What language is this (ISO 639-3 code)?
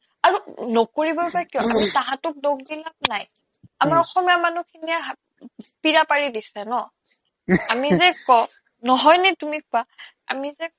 asm